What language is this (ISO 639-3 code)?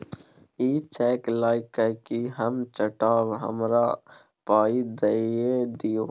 mai